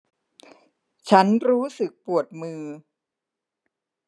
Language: Thai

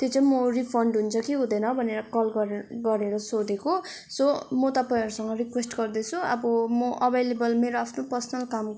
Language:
Nepali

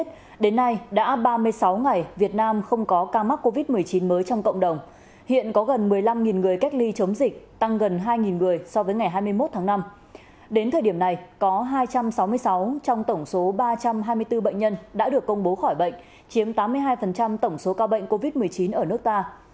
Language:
Vietnamese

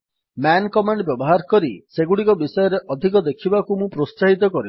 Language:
Odia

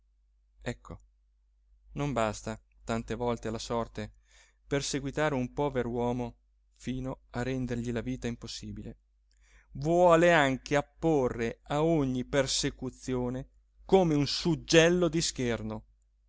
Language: Italian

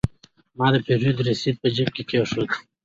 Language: Pashto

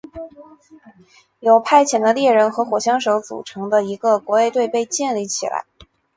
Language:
Chinese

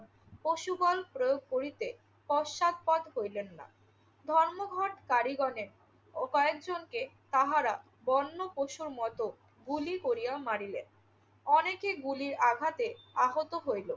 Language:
Bangla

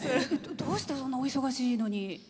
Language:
Japanese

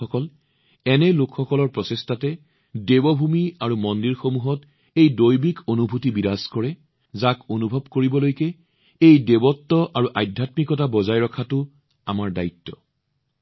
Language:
Assamese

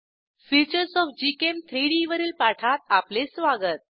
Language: Marathi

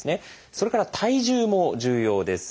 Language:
Japanese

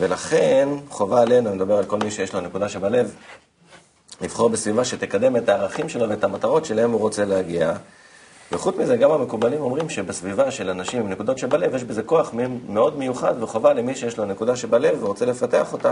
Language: Hebrew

